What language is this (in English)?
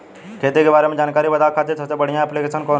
Bhojpuri